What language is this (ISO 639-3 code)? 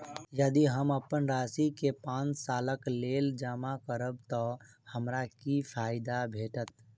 mai